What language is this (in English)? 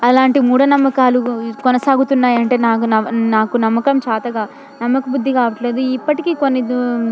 Telugu